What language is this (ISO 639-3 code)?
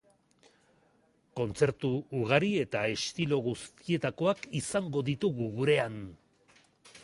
eus